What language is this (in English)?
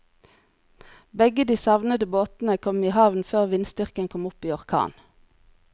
Norwegian